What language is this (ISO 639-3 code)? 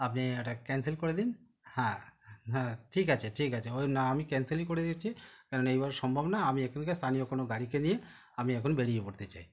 ben